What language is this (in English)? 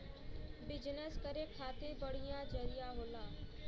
Bhojpuri